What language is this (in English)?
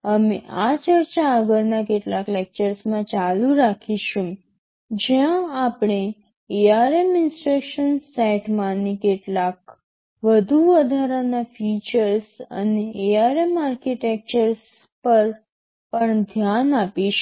Gujarati